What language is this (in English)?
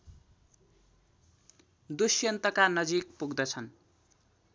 Nepali